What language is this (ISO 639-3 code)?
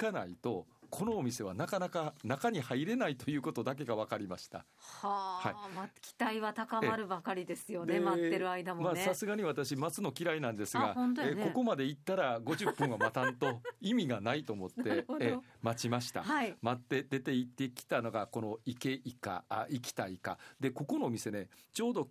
jpn